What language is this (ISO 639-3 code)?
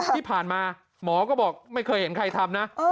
tha